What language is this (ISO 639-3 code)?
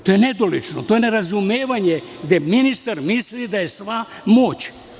srp